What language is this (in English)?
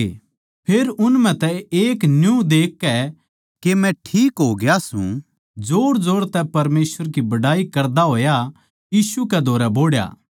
Haryanvi